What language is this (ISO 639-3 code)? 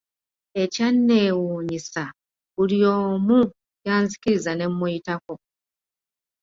lug